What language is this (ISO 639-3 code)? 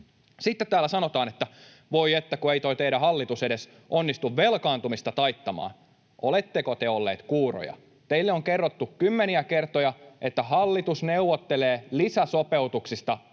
fin